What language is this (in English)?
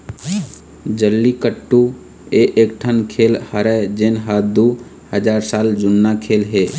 Chhattisgarhi